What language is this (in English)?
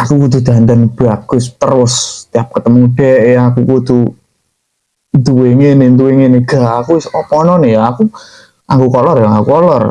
Indonesian